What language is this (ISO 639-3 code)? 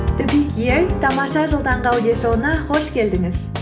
kaz